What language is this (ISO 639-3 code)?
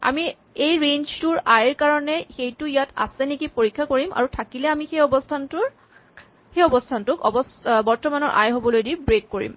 asm